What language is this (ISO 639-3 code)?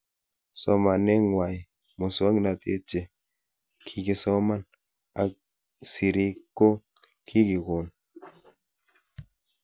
kln